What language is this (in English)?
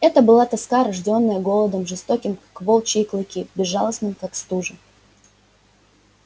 Russian